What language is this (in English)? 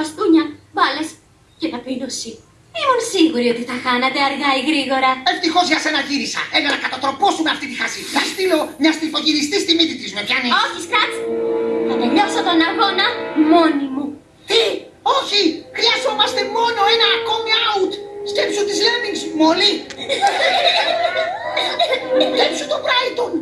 Greek